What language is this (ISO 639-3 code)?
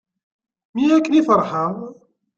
kab